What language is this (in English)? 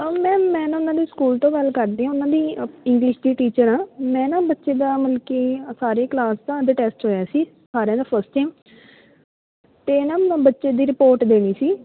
Punjabi